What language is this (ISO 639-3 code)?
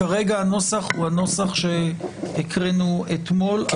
heb